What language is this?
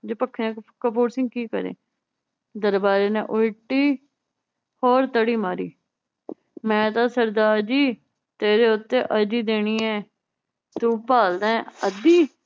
Punjabi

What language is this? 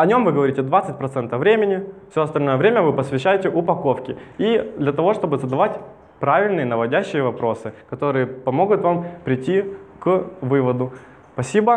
Russian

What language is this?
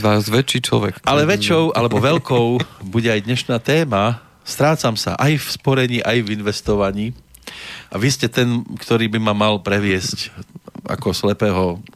Slovak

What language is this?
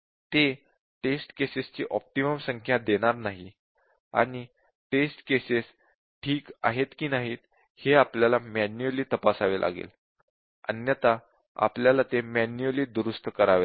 Marathi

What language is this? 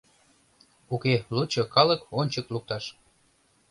Mari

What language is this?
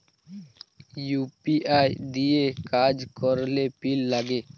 Bangla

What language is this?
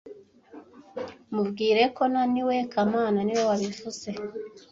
Kinyarwanda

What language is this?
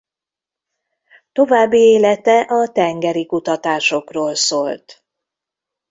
Hungarian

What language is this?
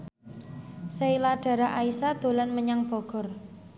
Javanese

